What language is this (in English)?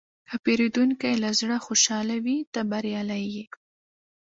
Pashto